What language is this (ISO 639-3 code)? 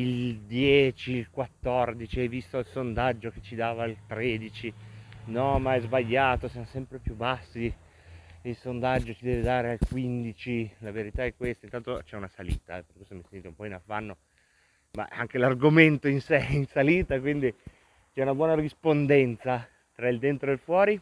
ita